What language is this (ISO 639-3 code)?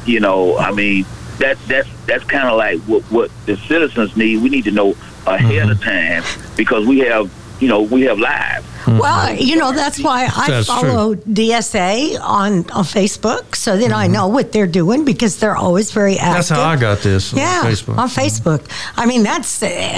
eng